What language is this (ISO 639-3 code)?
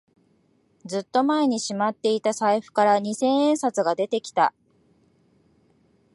jpn